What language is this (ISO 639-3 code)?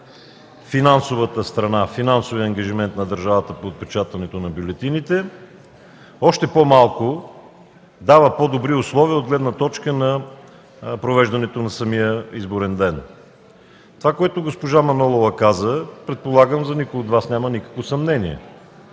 bul